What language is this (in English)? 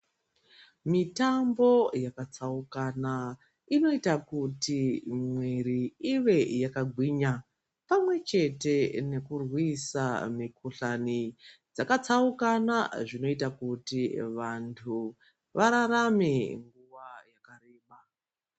Ndau